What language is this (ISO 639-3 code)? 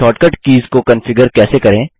hin